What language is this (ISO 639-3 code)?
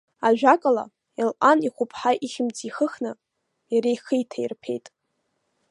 abk